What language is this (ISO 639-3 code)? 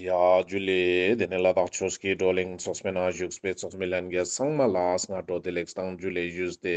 ron